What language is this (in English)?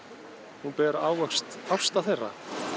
Icelandic